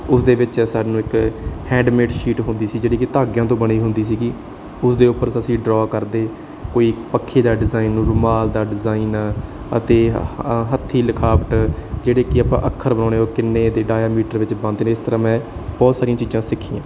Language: Punjabi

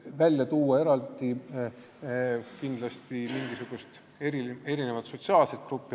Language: Estonian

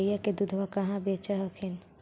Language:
Magahi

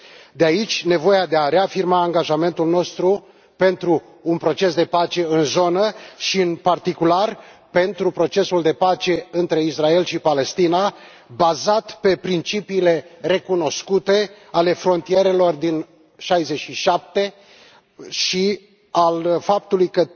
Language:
Romanian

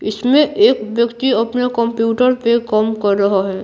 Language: Hindi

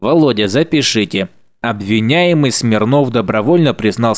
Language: Russian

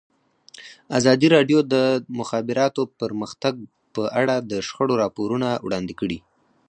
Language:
Pashto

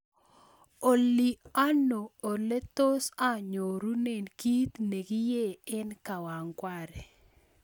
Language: Kalenjin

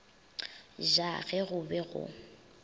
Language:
Northern Sotho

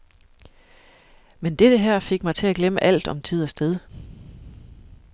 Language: Danish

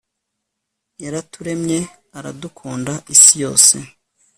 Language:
Kinyarwanda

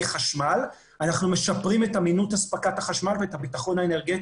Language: Hebrew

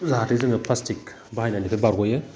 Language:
Bodo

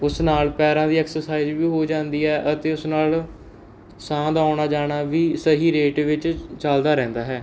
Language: Punjabi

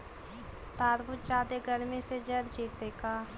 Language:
Magahi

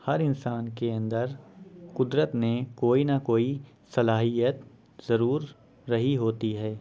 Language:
Urdu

